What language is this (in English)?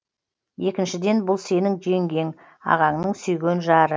Kazakh